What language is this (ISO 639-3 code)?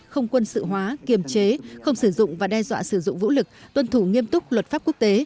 vie